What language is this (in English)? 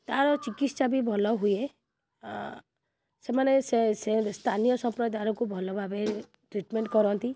Odia